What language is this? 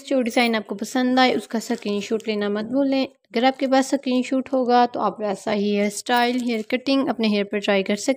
Hindi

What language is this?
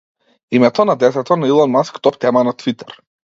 Macedonian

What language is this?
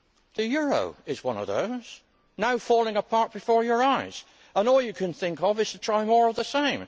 English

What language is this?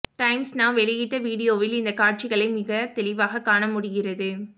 Tamil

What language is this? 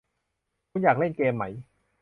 Thai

